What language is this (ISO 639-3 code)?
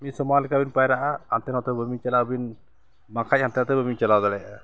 sat